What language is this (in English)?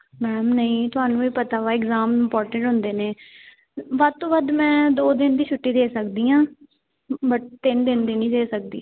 Punjabi